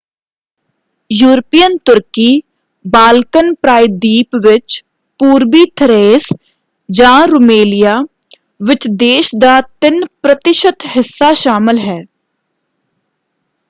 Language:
Punjabi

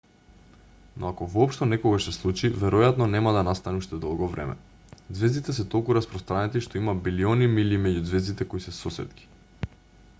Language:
Macedonian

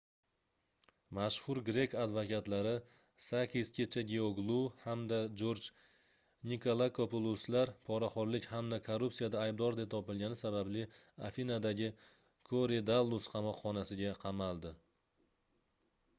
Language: Uzbek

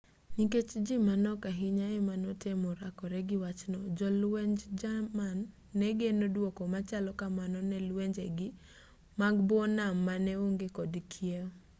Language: Luo (Kenya and Tanzania)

